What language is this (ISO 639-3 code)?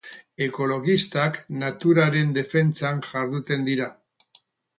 eus